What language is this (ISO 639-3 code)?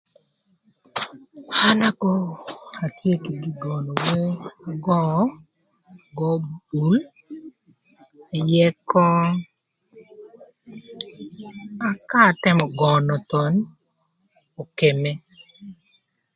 lth